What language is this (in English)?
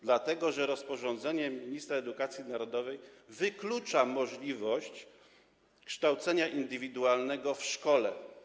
Polish